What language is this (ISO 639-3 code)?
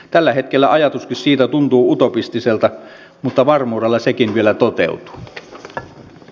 fin